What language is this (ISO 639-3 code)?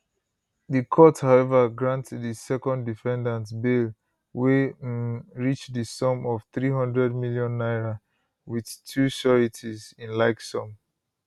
pcm